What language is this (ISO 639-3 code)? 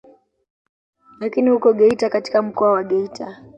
swa